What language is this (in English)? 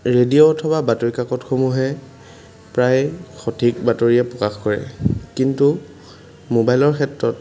Assamese